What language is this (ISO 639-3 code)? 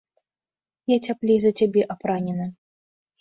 bel